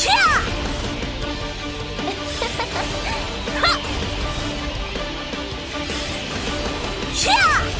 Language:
Korean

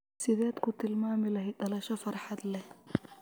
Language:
Somali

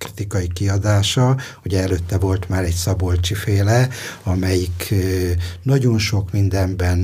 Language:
Hungarian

